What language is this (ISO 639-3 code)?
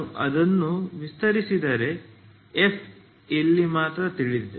kan